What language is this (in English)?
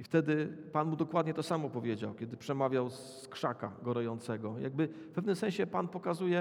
Polish